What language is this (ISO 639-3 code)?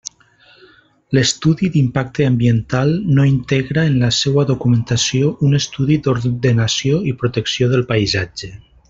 cat